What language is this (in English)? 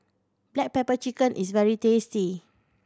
English